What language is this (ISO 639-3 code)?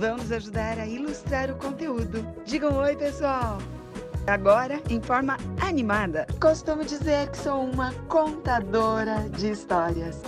por